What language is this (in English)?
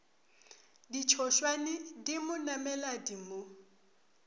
Northern Sotho